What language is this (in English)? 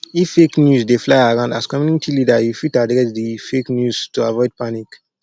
Nigerian Pidgin